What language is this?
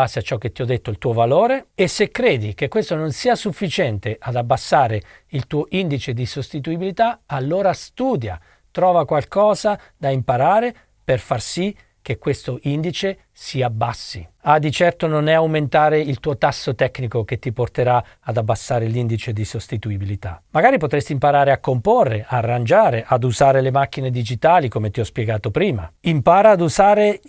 Italian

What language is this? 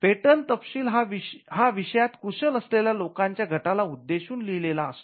Marathi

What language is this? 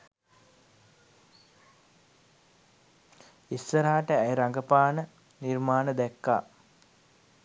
Sinhala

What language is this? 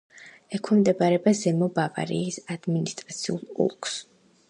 Georgian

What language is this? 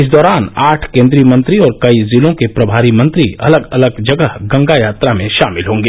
Hindi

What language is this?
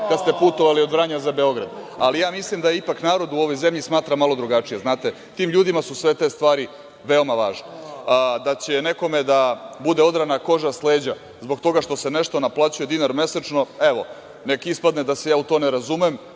Serbian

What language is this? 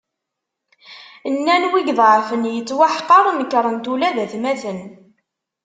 Kabyle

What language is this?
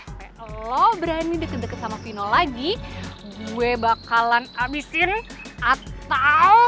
Indonesian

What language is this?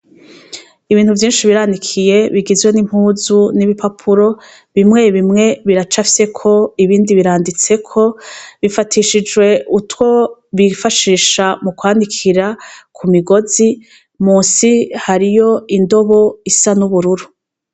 Rundi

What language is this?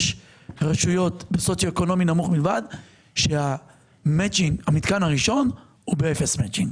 Hebrew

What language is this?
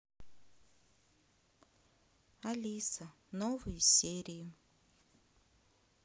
Russian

